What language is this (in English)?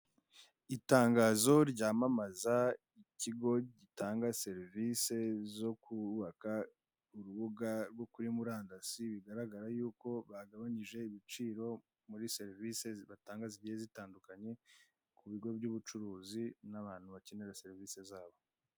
Kinyarwanda